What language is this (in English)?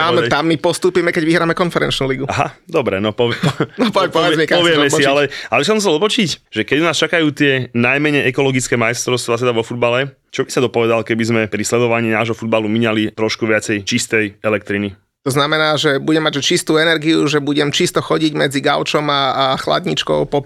Slovak